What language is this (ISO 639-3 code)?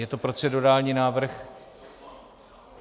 ces